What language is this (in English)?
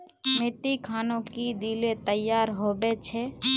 Magahi